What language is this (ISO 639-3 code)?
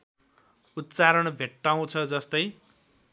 nep